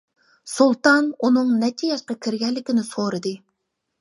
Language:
Uyghur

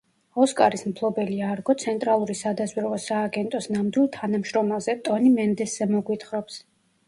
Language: Georgian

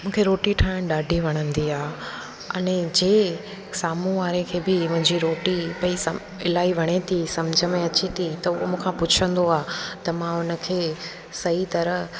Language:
Sindhi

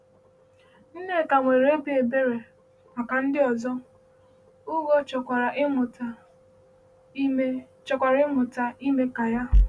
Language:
Igbo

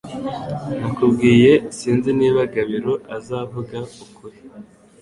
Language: Kinyarwanda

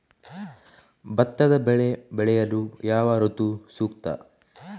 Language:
Kannada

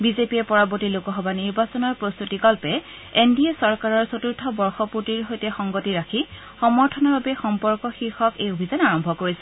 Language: Assamese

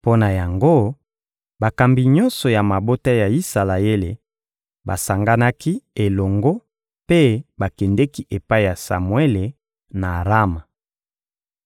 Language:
Lingala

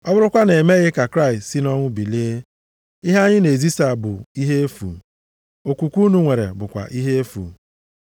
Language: Igbo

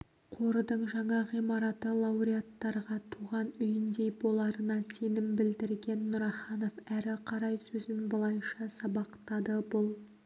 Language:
Kazakh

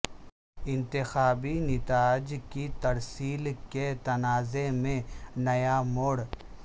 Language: Urdu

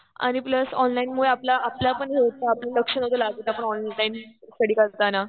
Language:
Marathi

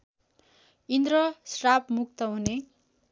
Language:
Nepali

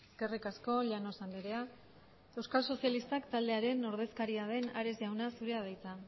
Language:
Basque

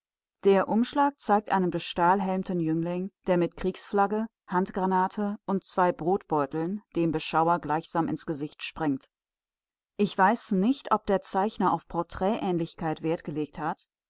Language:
German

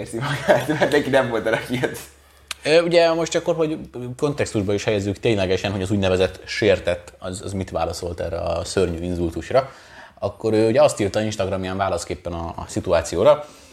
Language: Hungarian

